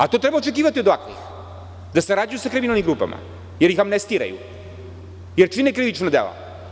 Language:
Serbian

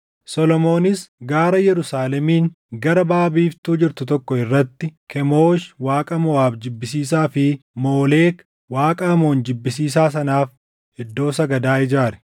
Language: Oromo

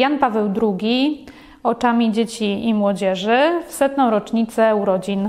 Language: Polish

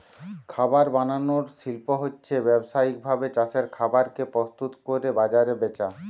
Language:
Bangla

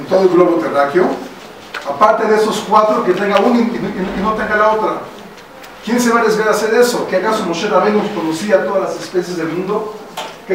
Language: Spanish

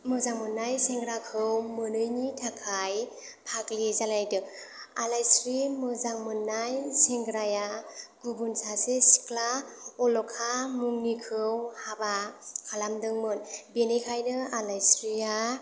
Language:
Bodo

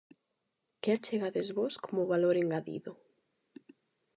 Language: Galician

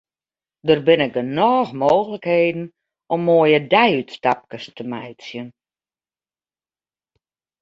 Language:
Western Frisian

